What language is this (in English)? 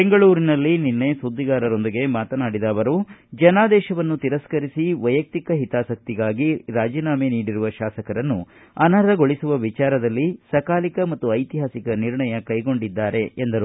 Kannada